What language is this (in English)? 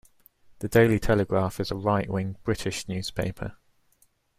English